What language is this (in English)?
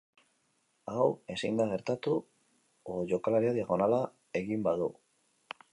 Basque